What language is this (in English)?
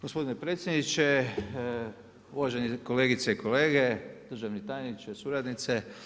Croatian